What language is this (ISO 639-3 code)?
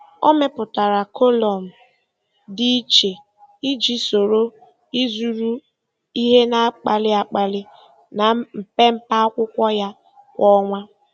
ibo